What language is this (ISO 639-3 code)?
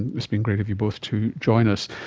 eng